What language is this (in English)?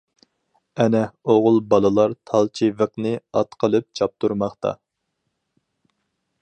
Uyghur